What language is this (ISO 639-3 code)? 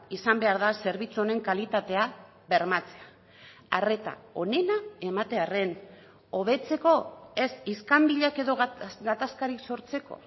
eus